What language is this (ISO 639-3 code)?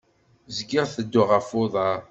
kab